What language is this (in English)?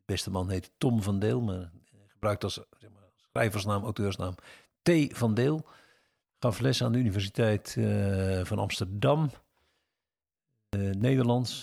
Dutch